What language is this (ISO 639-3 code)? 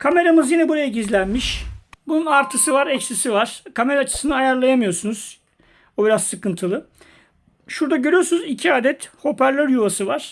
tur